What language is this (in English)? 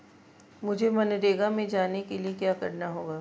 Hindi